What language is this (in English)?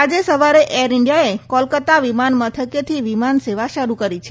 Gujarati